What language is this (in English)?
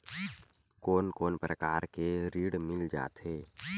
Chhattisgarhi